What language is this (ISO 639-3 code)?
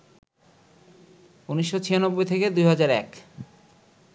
ben